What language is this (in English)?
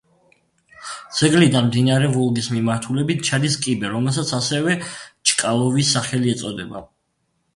Georgian